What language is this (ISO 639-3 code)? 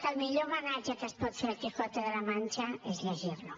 cat